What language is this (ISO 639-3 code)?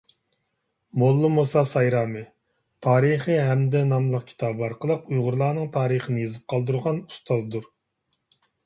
uig